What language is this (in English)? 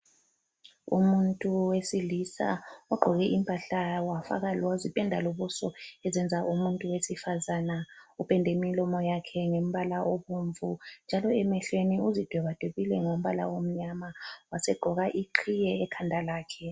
North Ndebele